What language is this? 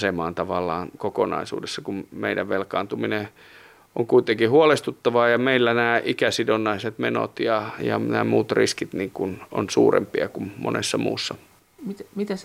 Finnish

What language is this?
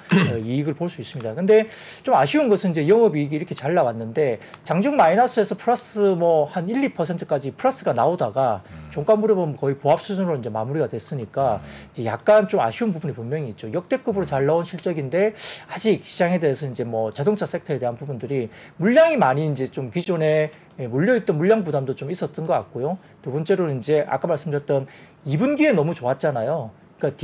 Korean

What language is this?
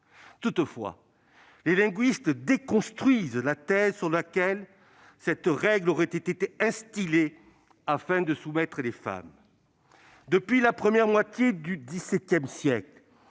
French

